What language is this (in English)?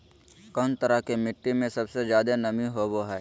Magahi